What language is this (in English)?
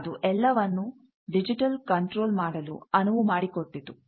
Kannada